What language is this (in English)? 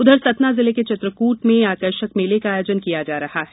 Hindi